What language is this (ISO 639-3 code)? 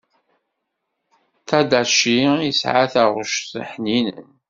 kab